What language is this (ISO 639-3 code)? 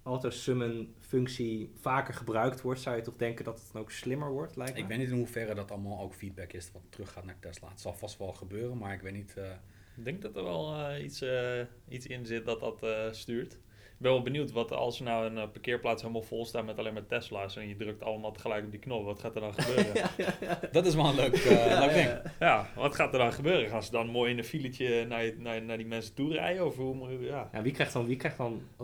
nld